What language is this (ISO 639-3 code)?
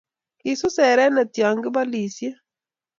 kln